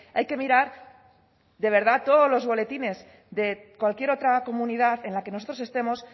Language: Spanish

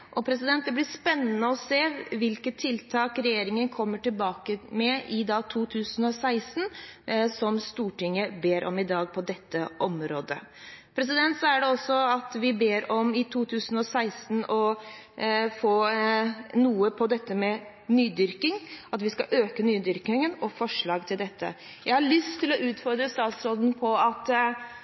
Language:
Norwegian Bokmål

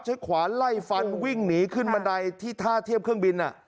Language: Thai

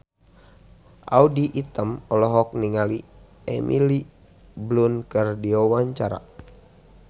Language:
Sundanese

